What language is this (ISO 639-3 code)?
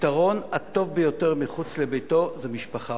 heb